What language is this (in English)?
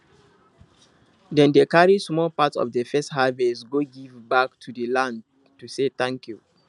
Nigerian Pidgin